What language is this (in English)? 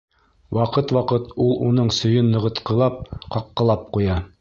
Bashkir